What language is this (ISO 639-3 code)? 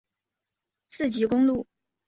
zho